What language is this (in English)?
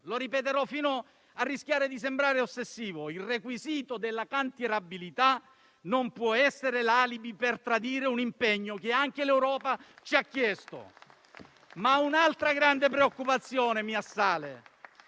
Italian